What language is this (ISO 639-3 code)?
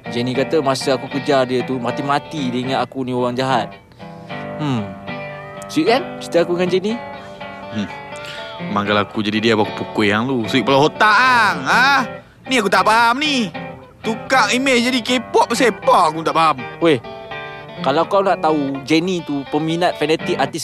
msa